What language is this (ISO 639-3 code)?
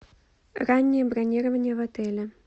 rus